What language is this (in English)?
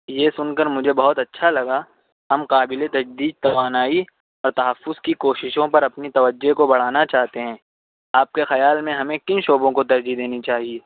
Urdu